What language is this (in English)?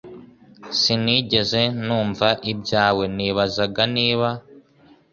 Kinyarwanda